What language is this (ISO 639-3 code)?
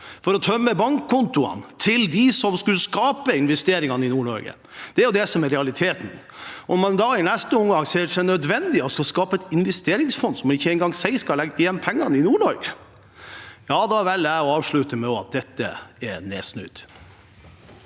nor